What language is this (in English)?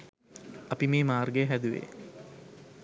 Sinhala